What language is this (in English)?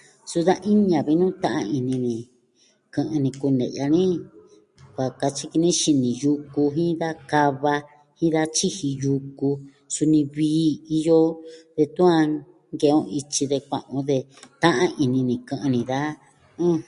Southwestern Tlaxiaco Mixtec